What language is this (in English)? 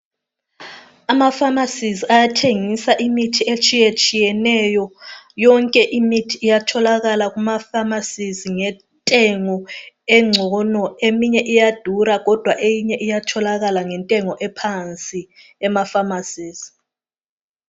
North Ndebele